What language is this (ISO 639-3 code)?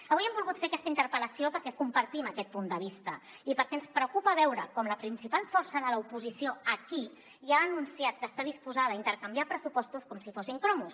cat